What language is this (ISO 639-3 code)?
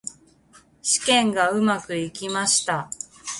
jpn